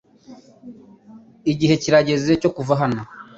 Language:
Kinyarwanda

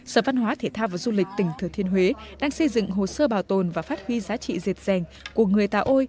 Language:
Vietnamese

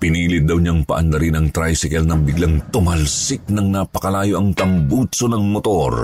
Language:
Filipino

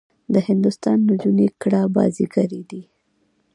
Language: Pashto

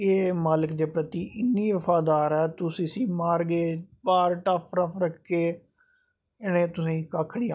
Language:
Dogri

